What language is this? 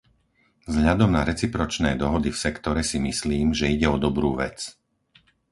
Slovak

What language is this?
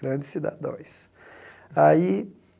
Portuguese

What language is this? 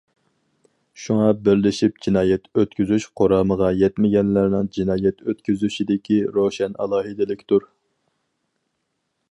Uyghur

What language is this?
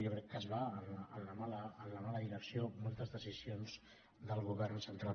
Catalan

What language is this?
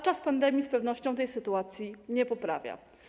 Polish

